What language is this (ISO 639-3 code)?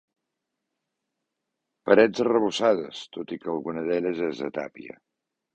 cat